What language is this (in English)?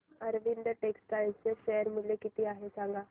Marathi